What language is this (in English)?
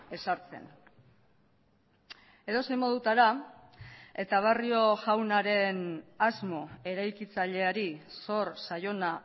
Basque